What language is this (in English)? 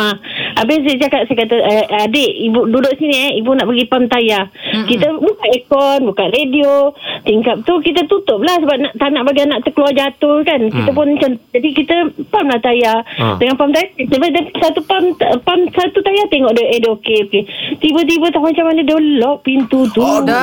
Malay